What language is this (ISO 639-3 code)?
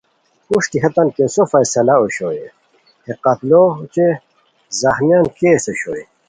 khw